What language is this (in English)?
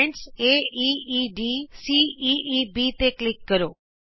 Punjabi